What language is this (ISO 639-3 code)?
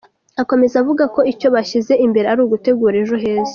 kin